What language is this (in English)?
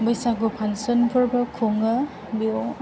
Bodo